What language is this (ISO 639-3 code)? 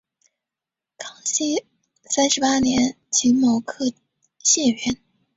zho